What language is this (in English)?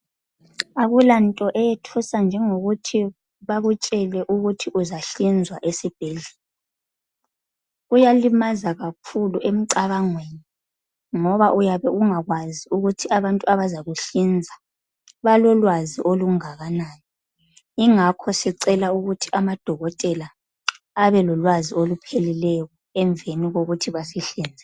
North Ndebele